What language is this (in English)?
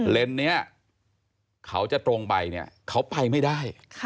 Thai